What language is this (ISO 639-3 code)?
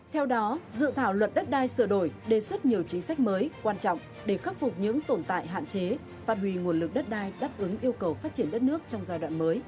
vie